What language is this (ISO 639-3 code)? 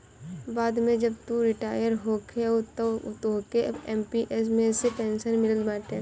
bho